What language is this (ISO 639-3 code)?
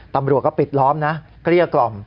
tha